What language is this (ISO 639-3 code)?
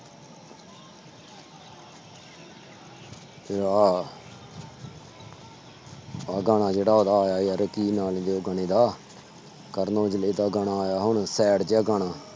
pan